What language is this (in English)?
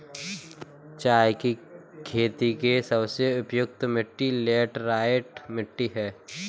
Hindi